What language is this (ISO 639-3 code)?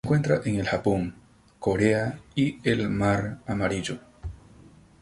spa